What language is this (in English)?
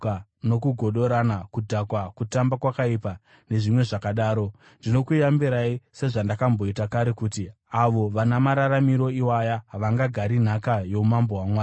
Shona